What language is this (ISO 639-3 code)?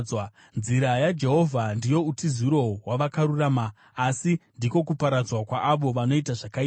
sna